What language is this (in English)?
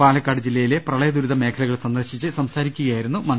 Malayalam